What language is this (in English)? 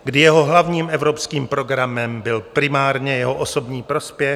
Czech